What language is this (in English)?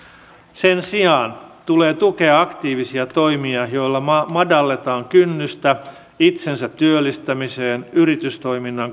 Finnish